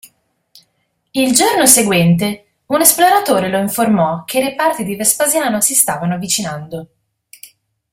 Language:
Italian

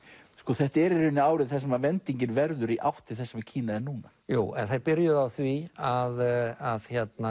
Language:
Icelandic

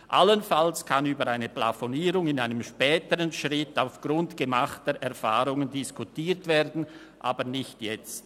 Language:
Swiss German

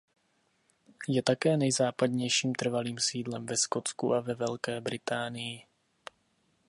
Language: Czech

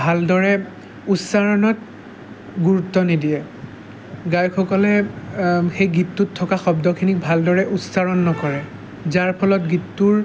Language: Assamese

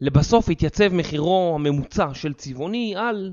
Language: Hebrew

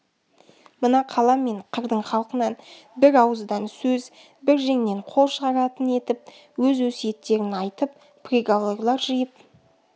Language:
Kazakh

